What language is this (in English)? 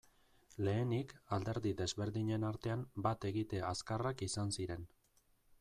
Basque